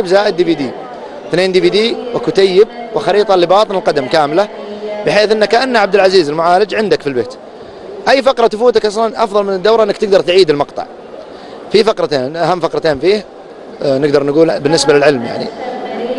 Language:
Arabic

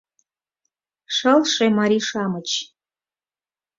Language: Mari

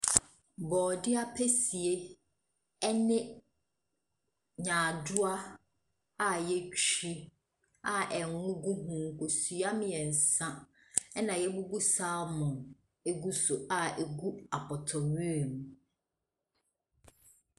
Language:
Akan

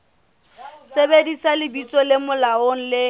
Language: Southern Sotho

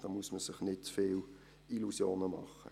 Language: Swiss German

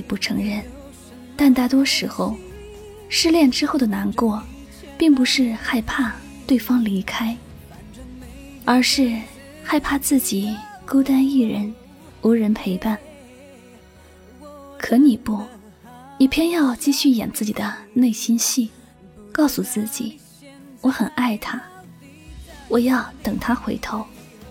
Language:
Chinese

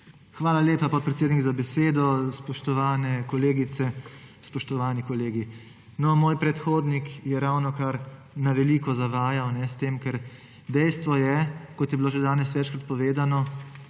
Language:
Slovenian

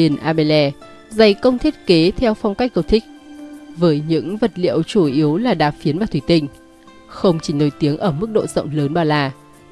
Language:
Vietnamese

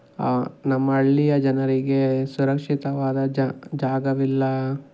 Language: Kannada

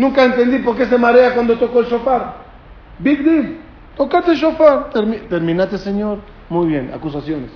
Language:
Spanish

